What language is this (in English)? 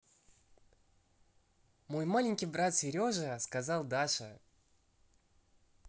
Russian